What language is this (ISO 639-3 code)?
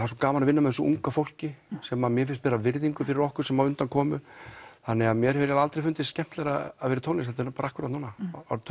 isl